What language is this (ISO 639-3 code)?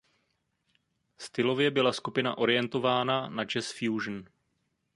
ces